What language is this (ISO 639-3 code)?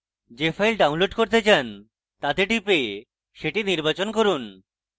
ben